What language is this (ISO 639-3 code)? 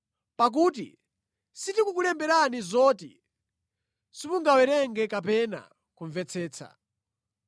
nya